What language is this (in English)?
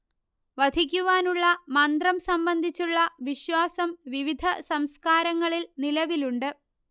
Malayalam